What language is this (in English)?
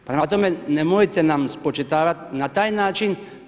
Croatian